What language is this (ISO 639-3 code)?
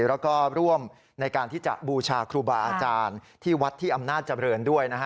tha